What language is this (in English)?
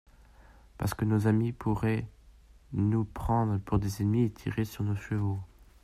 French